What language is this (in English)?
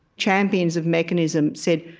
English